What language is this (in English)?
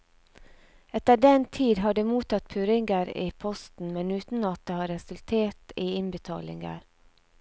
Norwegian